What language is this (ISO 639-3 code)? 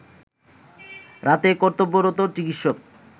ben